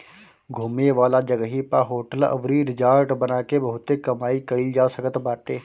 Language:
Bhojpuri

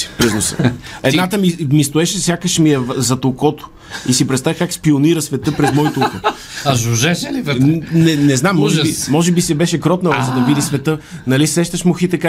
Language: Bulgarian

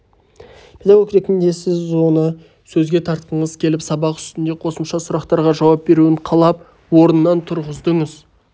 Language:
Kazakh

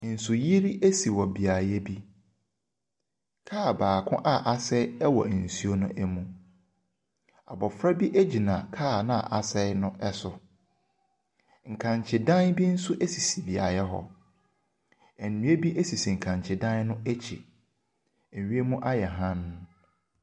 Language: Akan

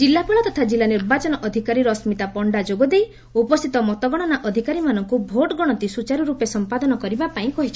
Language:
Odia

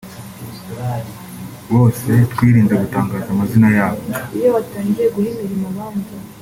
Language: Kinyarwanda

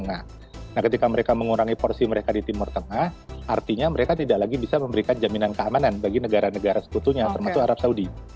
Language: Indonesian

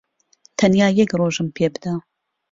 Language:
Central Kurdish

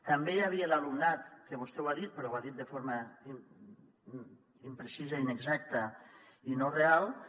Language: Catalan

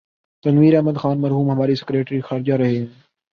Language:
Urdu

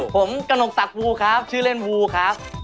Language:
Thai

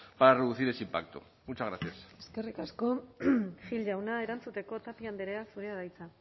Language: Basque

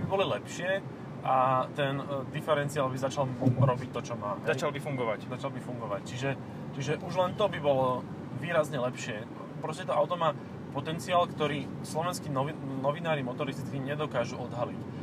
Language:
Slovak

